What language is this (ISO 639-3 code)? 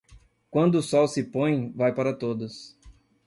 por